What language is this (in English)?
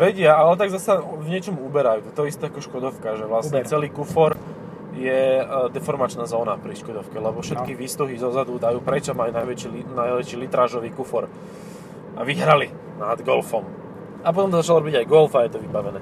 Slovak